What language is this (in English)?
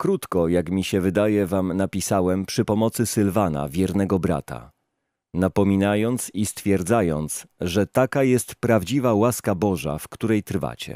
Polish